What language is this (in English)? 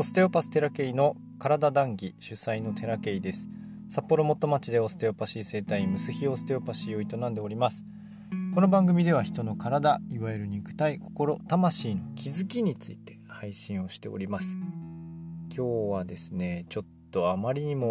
Japanese